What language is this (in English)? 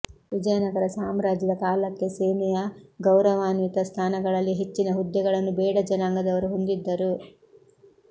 Kannada